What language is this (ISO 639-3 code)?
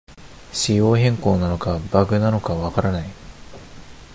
jpn